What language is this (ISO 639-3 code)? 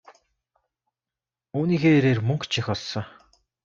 mon